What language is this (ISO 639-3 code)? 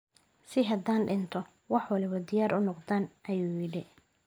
som